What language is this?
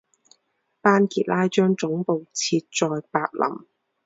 Chinese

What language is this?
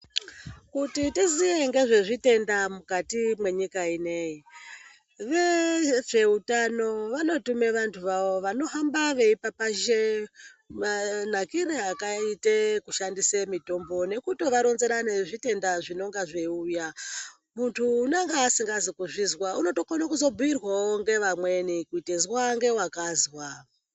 Ndau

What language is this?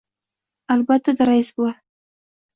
Uzbek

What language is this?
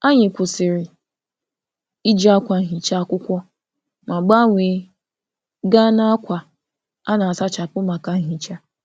Igbo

